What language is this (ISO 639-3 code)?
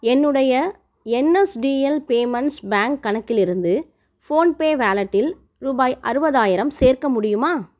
tam